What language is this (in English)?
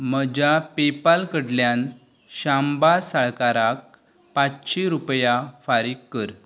Konkani